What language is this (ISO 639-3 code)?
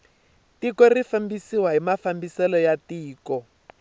tso